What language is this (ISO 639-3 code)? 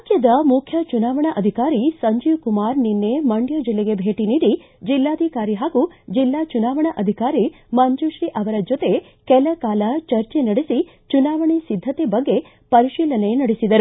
kan